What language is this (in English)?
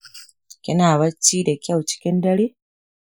Hausa